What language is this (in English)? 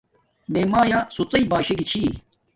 Domaaki